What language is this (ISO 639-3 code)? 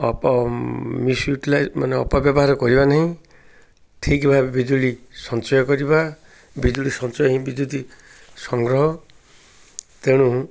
ori